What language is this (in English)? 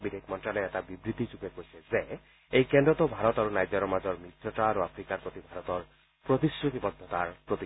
Assamese